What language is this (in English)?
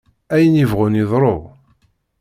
Kabyle